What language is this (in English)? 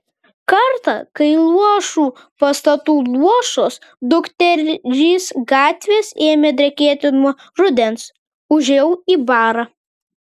Lithuanian